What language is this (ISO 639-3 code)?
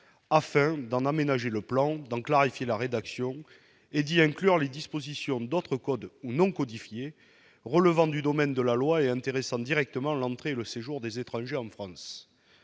fra